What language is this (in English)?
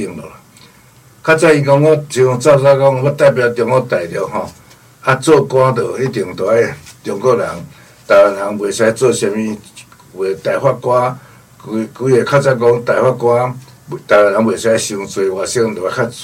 Chinese